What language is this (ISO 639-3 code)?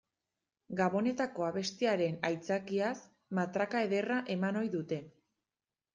eus